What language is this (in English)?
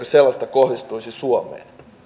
Finnish